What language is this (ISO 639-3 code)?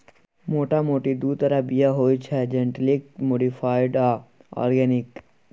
mai